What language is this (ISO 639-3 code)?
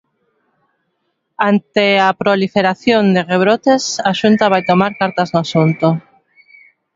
glg